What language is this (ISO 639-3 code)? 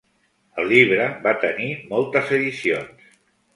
cat